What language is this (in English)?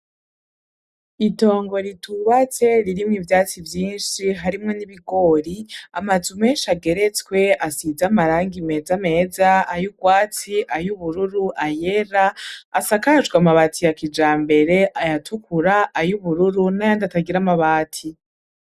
Rundi